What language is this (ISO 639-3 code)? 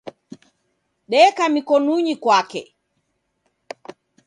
dav